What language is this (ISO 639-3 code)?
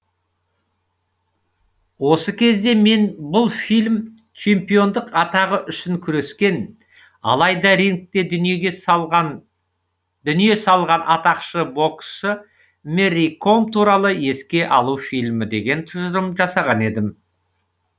kaz